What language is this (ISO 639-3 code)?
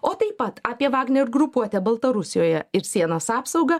lit